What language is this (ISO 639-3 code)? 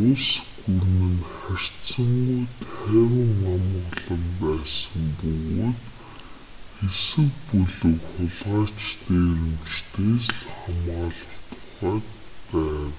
mon